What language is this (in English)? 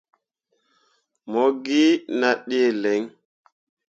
Mundang